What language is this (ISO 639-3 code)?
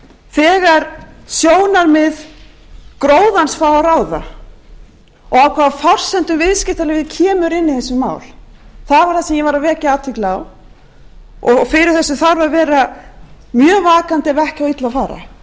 isl